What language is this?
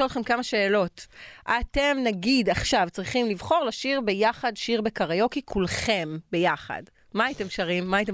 Hebrew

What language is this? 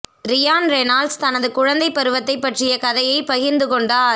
Tamil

